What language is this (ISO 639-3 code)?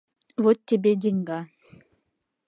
chm